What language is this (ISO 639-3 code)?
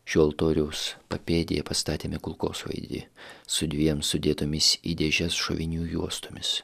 lit